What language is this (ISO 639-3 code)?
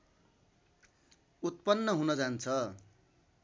nep